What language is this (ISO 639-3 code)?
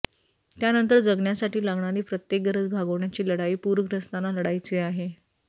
mar